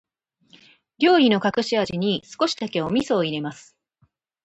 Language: Japanese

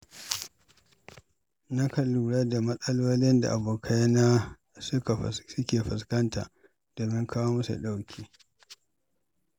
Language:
Hausa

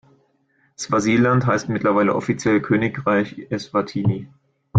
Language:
German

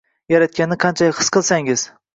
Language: Uzbek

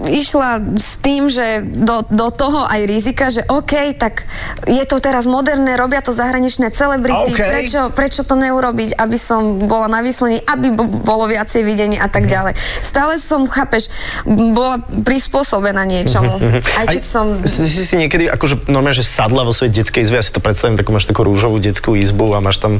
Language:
Slovak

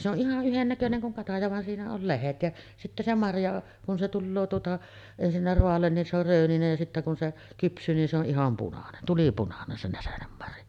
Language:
Finnish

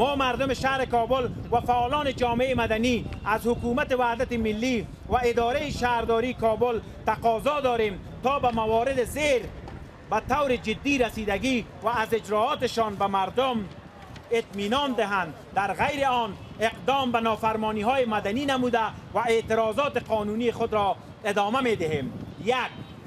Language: Persian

